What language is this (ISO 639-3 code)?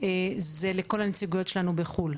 heb